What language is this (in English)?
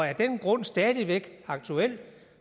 Danish